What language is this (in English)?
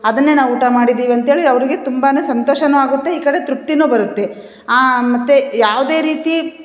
Kannada